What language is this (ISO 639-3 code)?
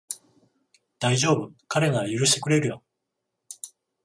jpn